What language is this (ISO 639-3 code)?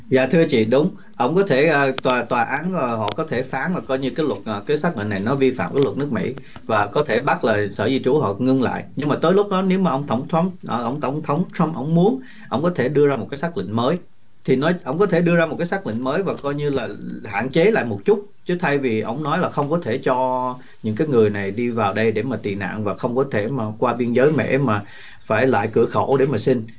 vie